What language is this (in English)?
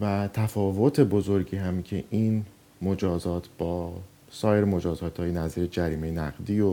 Persian